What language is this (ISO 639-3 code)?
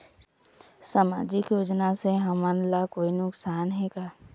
hne